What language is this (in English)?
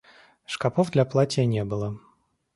Russian